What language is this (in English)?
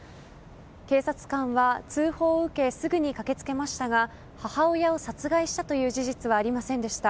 Japanese